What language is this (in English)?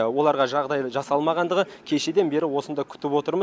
Kazakh